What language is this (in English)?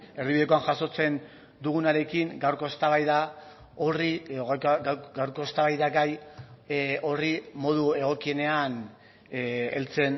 Basque